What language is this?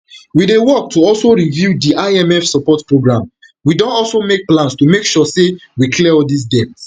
Nigerian Pidgin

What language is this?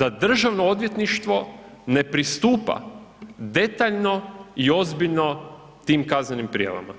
Croatian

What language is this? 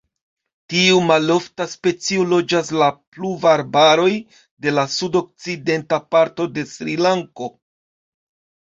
Esperanto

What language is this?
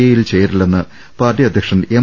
Malayalam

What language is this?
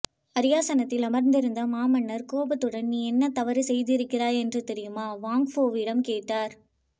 Tamil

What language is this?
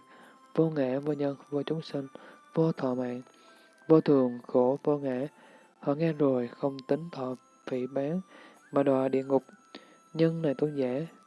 Vietnamese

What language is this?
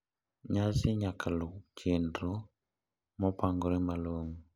Luo (Kenya and Tanzania)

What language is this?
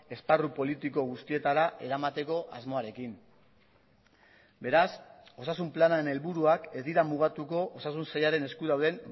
Basque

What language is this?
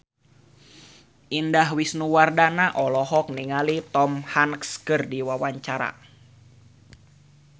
Sundanese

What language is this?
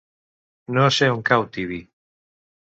Catalan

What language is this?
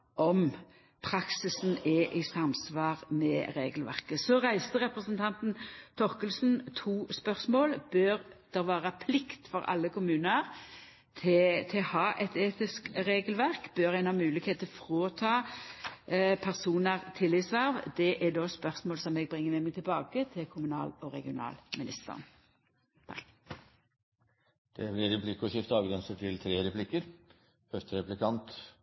Norwegian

